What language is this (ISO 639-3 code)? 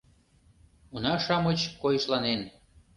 chm